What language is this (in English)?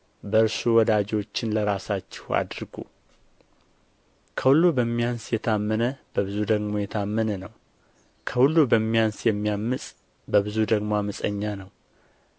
Amharic